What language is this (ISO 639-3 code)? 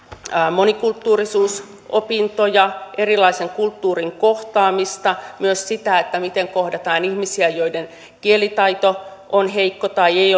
fin